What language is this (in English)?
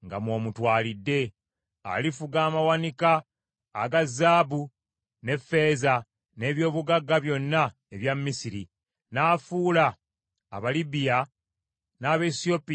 Ganda